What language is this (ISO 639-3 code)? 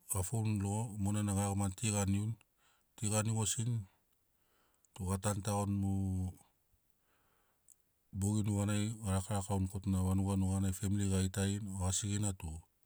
snc